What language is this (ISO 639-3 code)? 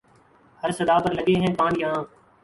urd